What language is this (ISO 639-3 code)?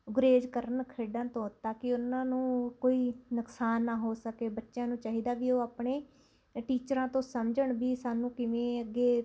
pan